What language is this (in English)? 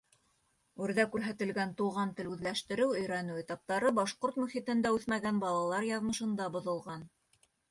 Bashkir